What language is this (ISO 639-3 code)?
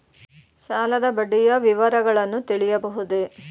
kan